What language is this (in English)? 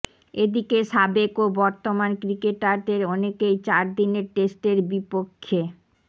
Bangla